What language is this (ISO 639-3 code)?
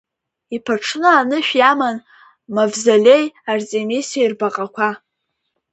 abk